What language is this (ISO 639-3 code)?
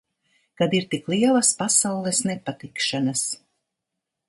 lav